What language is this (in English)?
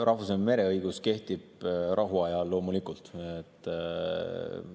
Estonian